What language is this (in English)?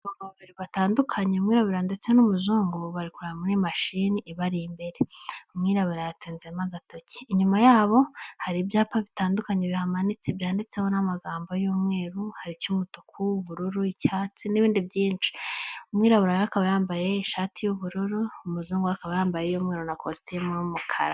Kinyarwanda